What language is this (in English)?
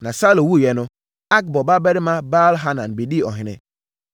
Akan